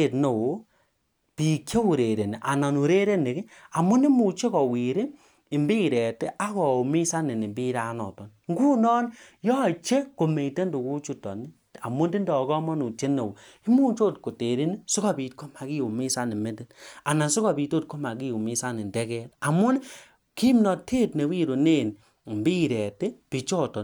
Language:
Kalenjin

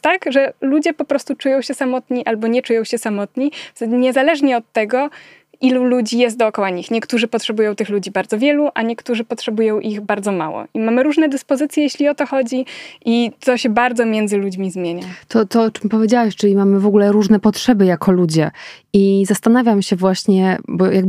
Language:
Polish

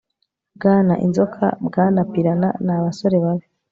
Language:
Kinyarwanda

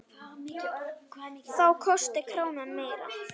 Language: Icelandic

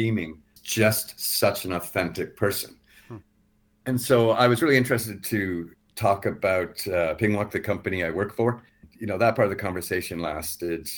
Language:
English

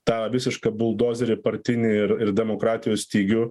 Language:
Lithuanian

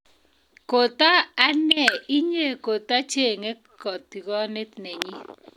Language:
Kalenjin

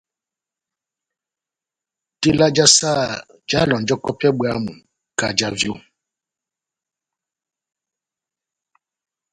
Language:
Batanga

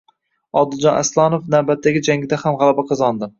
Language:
Uzbek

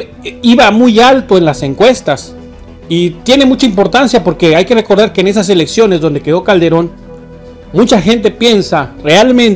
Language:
Spanish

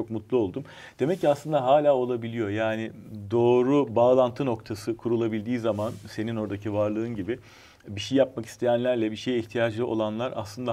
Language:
Turkish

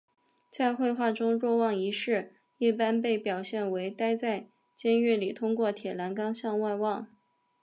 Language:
Chinese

